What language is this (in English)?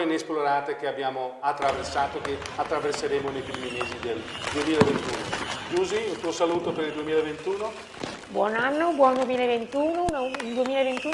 Italian